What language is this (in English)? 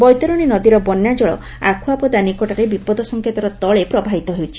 Odia